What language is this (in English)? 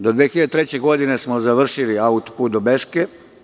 Serbian